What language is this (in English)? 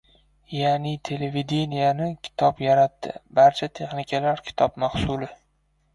Uzbek